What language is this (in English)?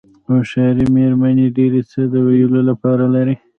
Pashto